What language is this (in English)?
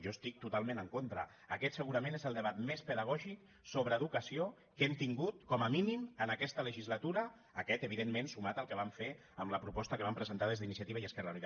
Catalan